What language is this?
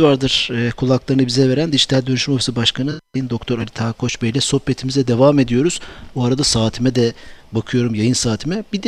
Turkish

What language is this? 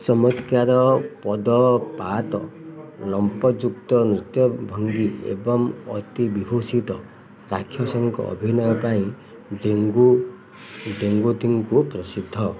Odia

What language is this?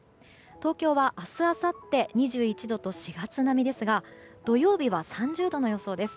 Japanese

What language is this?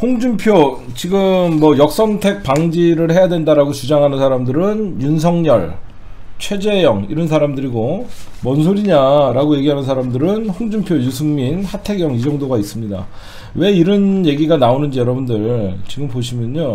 Korean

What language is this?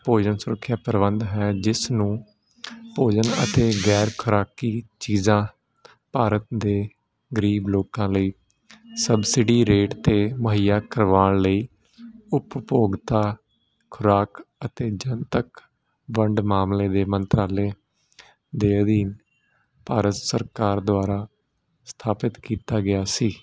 Punjabi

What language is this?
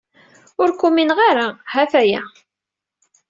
Kabyle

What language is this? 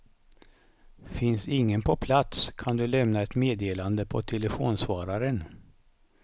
Swedish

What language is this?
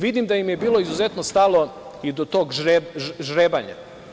Serbian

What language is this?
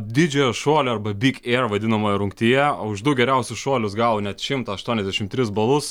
Lithuanian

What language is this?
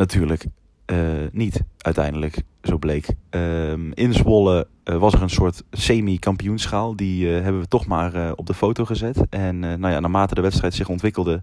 Dutch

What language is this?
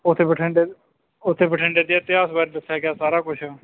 Punjabi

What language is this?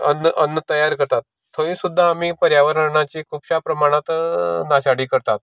Konkani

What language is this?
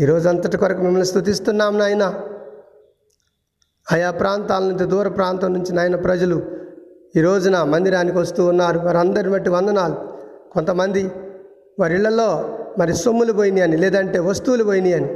Telugu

